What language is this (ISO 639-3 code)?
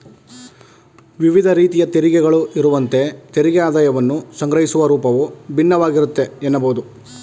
kan